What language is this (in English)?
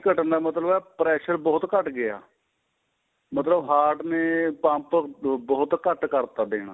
Punjabi